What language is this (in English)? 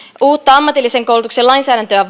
Finnish